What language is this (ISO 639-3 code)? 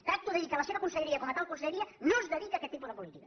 cat